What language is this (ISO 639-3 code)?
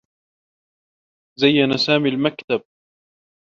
ara